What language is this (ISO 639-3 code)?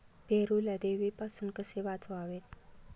mar